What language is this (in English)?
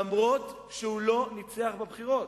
Hebrew